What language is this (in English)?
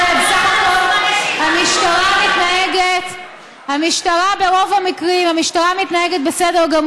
Hebrew